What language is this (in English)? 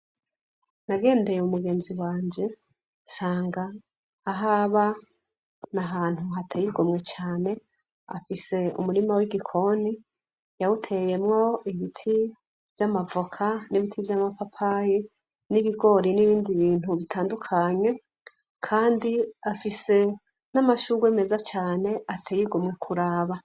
Rundi